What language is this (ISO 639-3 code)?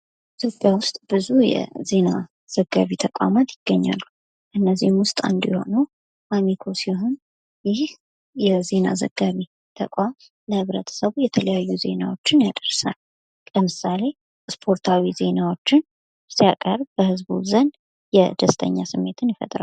amh